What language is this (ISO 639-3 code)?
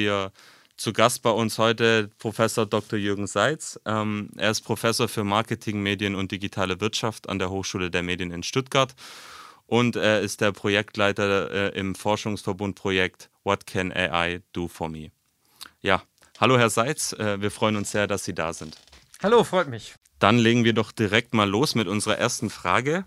deu